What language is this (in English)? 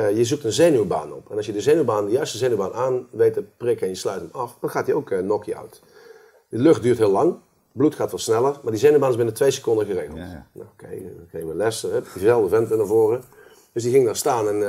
Dutch